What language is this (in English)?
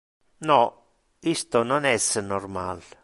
Interlingua